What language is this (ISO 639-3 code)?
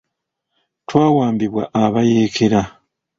lug